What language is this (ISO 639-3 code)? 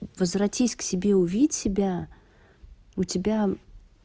rus